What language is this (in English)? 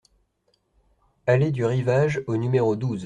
French